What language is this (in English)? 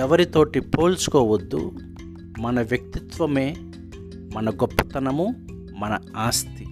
Telugu